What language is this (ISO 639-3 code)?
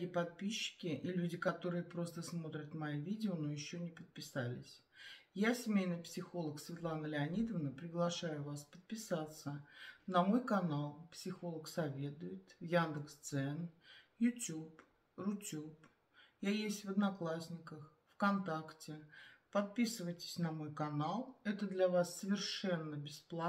rus